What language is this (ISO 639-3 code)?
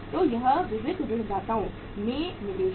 hin